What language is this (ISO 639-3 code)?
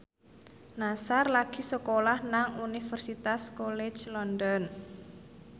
jav